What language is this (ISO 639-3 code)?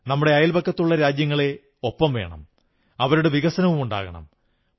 mal